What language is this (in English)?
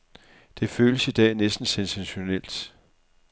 Danish